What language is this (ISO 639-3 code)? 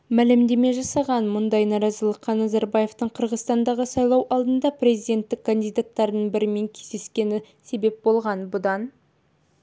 kaz